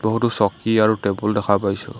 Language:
Assamese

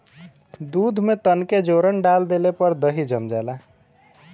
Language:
Bhojpuri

